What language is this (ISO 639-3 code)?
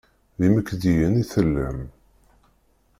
kab